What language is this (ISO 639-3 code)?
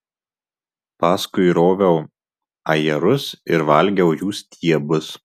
lit